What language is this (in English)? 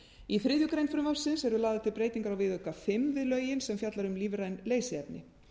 Icelandic